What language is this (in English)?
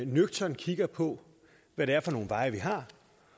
Danish